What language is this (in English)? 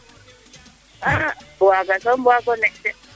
Serer